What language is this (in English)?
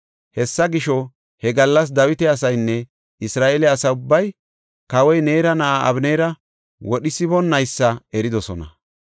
Gofa